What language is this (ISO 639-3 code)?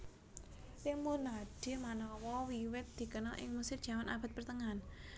jav